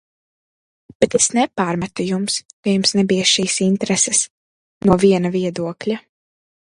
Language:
Latvian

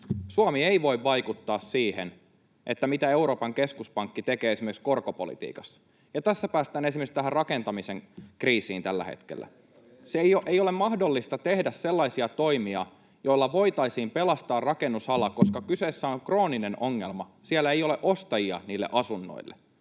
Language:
Finnish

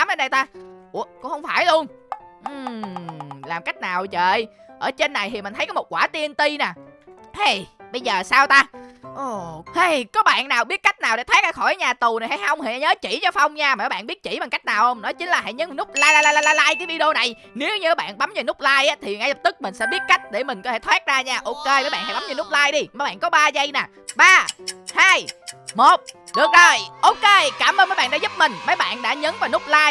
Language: Vietnamese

